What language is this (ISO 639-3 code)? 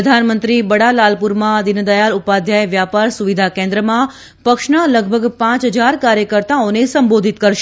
guj